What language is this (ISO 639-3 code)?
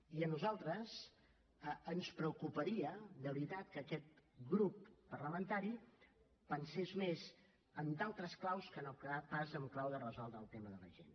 cat